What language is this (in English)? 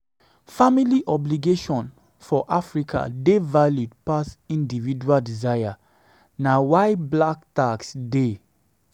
Nigerian Pidgin